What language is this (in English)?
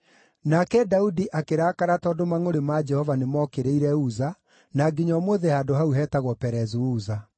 Kikuyu